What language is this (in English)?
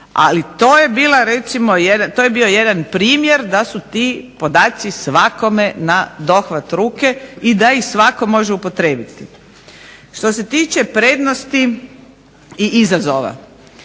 Croatian